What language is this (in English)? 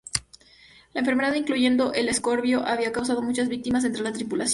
Spanish